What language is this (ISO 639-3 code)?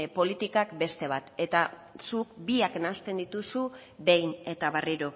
eus